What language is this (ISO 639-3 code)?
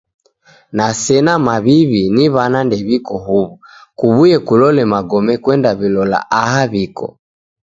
dav